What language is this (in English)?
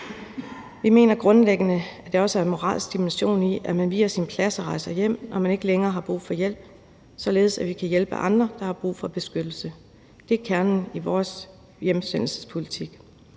Danish